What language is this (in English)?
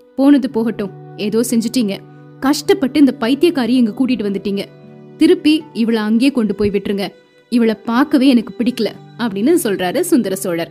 Tamil